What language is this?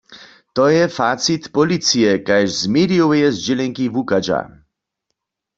Upper Sorbian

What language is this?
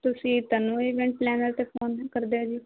Punjabi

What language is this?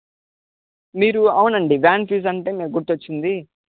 Telugu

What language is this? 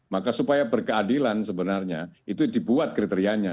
Indonesian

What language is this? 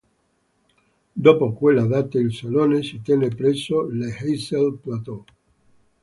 Italian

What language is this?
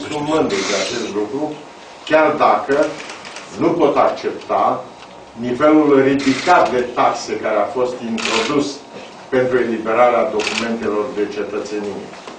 Romanian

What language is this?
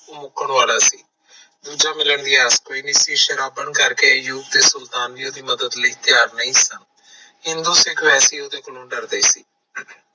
Punjabi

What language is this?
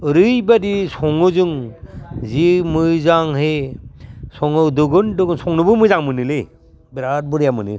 Bodo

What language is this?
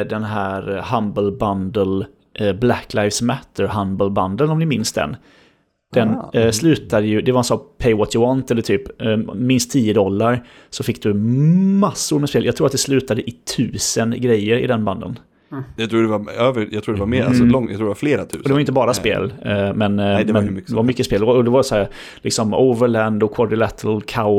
Swedish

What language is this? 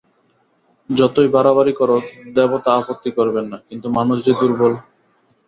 Bangla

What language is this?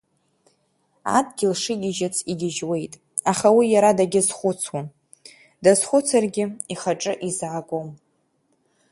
Abkhazian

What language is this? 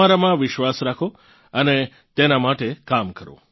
Gujarati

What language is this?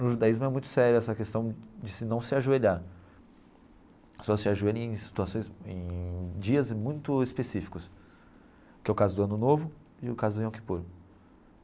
Portuguese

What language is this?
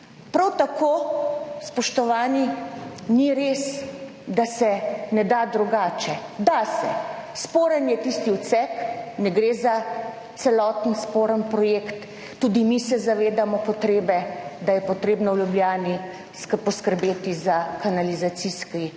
Slovenian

